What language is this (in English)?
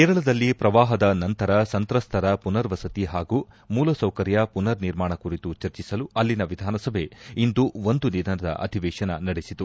Kannada